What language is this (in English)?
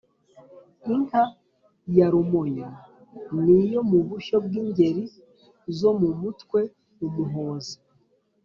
Kinyarwanda